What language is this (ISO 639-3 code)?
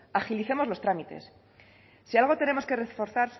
spa